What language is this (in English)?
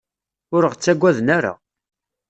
Kabyle